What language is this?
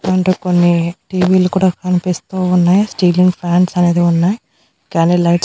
Telugu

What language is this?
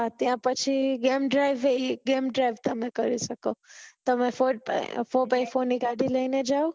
Gujarati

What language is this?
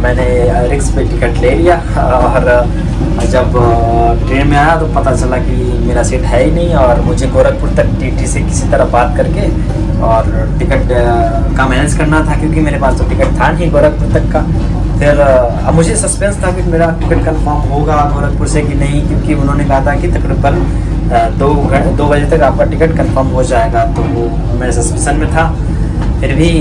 Hindi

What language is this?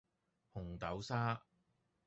Cantonese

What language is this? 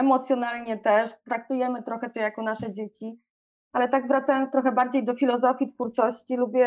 Polish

